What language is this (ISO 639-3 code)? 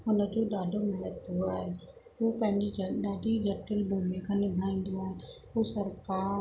snd